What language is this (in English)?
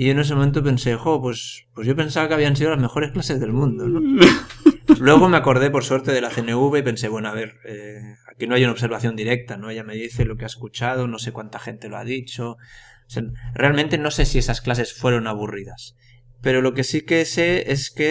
Spanish